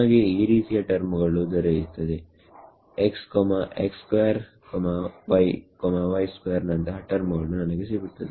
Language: Kannada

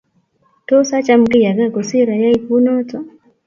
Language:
Kalenjin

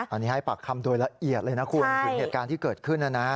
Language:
Thai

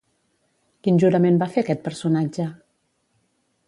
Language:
Catalan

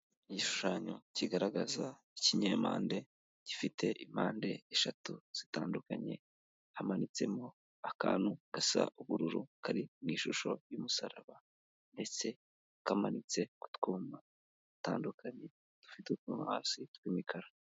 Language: Kinyarwanda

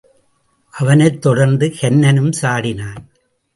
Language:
Tamil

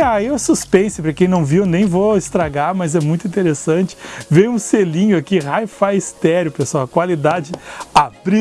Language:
Portuguese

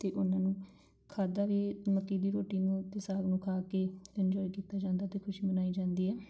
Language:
Punjabi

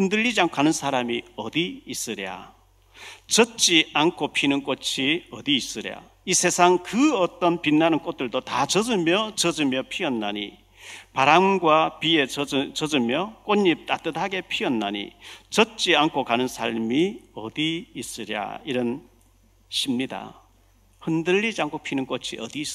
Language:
Korean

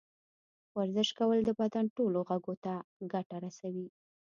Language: Pashto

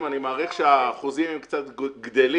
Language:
Hebrew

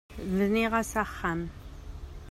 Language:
Kabyle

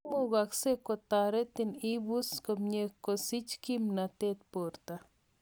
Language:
Kalenjin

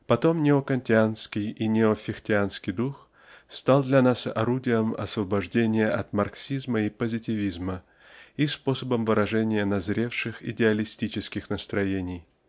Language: Russian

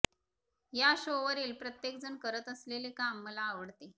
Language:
Marathi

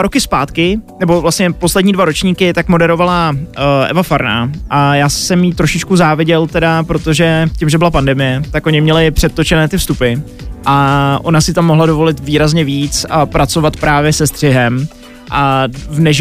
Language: Czech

